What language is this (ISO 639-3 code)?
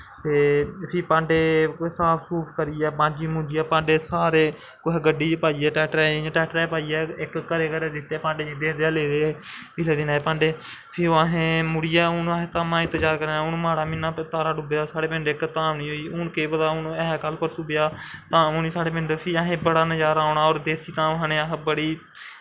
doi